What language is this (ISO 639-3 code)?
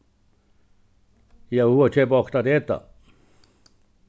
fao